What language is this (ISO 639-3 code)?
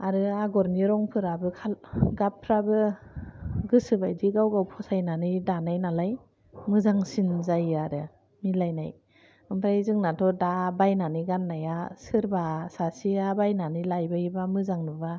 brx